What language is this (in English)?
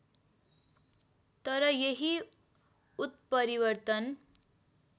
Nepali